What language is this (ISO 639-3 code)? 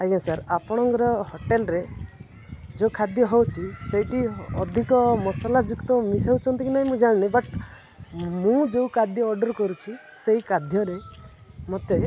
ori